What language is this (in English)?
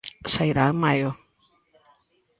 Galician